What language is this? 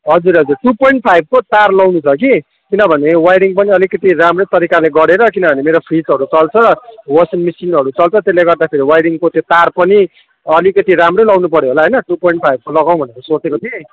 Nepali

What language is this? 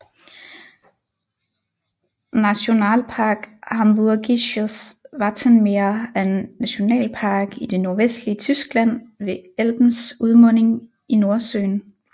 Danish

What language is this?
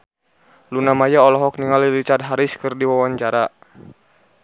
Sundanese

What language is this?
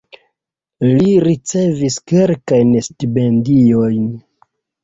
Esperanto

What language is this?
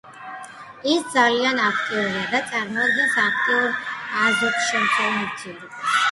Georgian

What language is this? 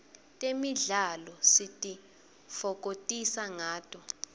Swati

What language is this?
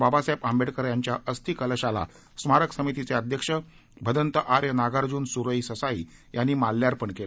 Marathi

